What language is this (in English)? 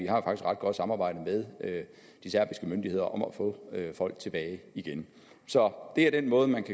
Danish